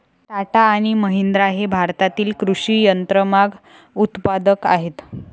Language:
Marathi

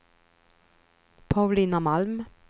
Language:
Swedish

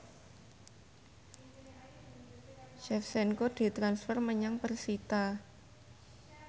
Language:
Javanese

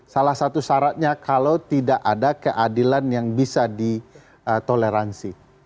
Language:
Indonesian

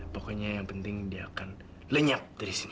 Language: Indonesian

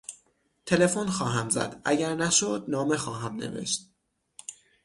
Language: Persian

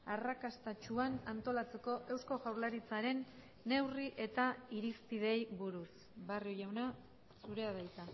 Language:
Basque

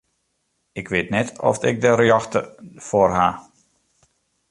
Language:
Western Frisian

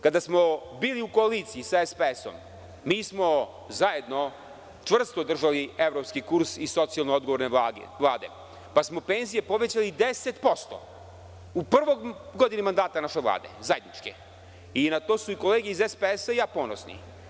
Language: Serbian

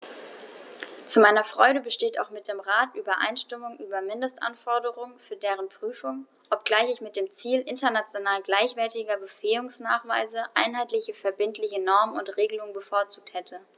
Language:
German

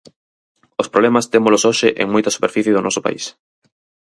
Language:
Galician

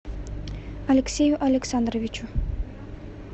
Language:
Russian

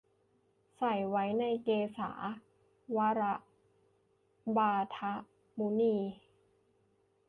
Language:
Thai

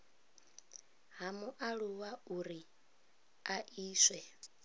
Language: Venda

